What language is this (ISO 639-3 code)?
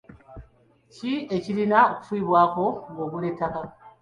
lug